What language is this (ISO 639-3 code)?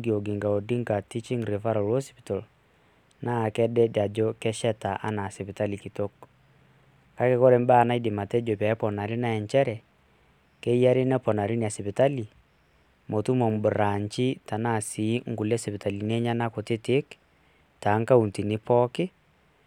mas